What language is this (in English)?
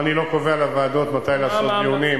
Hebrew